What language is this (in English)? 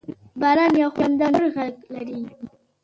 Pashto